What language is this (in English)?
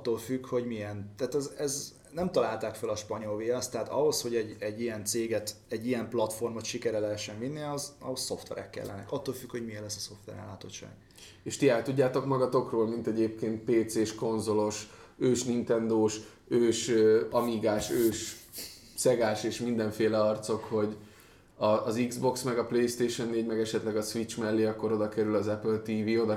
Hungarian